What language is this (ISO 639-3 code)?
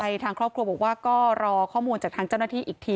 tha